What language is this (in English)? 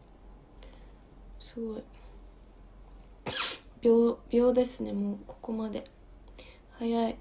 Japanese